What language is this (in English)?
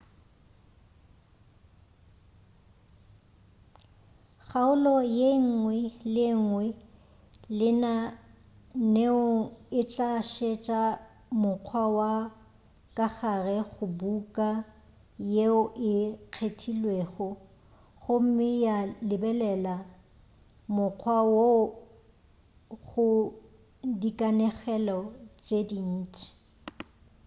Northern Sotho